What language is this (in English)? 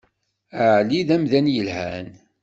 Kabyle